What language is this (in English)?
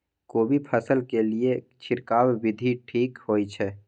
Maithili